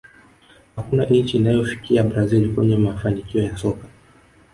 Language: Swahili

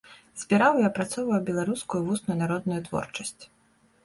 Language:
Belarusian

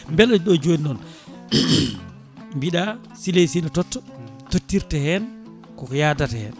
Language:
Fula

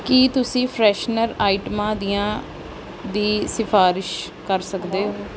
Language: Punjabi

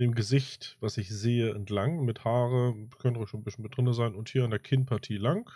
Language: German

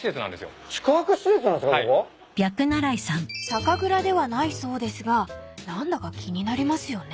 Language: Japanese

